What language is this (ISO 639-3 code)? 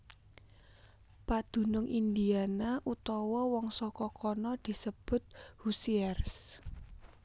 jav